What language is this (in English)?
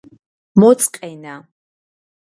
Georgian